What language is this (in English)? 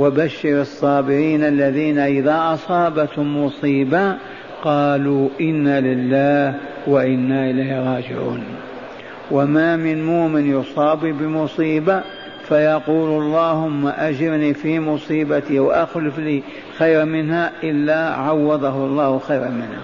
Arabic